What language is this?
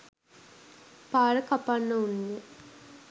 Sinhala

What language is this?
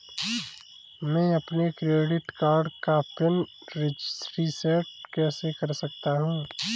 Hindi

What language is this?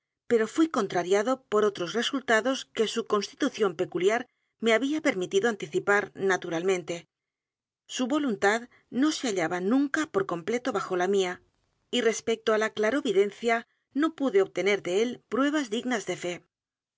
Spanish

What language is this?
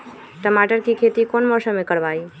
Magahi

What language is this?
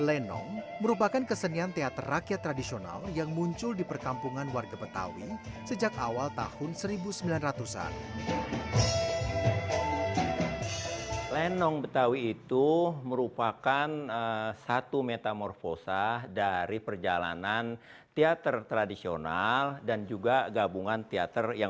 Indonesian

